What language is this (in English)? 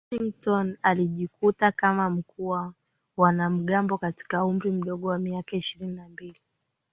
Swahili